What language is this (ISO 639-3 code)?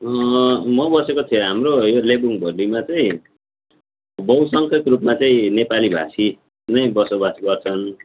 nep